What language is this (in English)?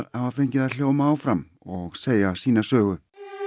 Icelandic